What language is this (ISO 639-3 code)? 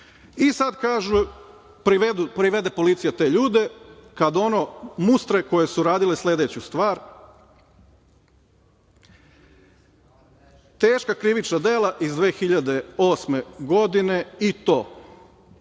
srp